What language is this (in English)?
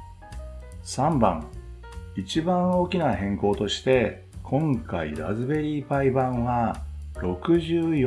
Japanese